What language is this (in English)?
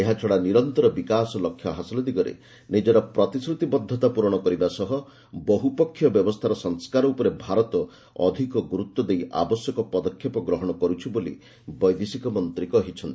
Odia